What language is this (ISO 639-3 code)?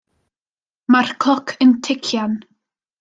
cym